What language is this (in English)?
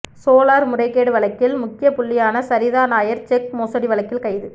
Tamil